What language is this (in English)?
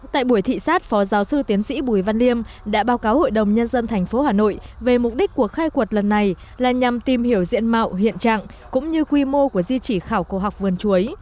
Vietnamese